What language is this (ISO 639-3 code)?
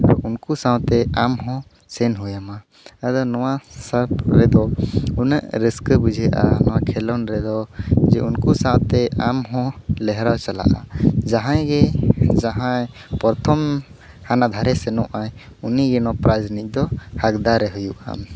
sat